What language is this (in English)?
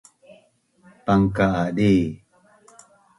Bunun